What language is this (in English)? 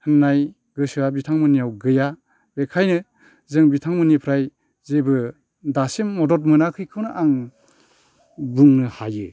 Bodo